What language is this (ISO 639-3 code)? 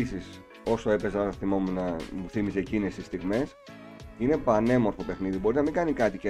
ell